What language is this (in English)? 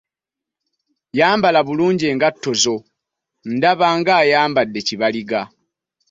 Ganda